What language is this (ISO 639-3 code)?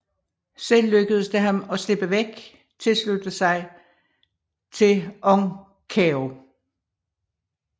dan